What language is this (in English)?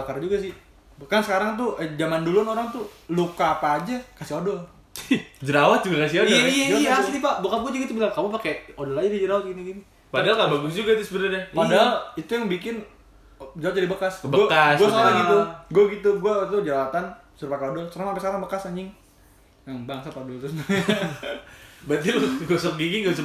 Indonesian